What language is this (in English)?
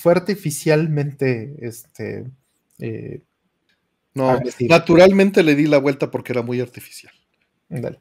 Spanish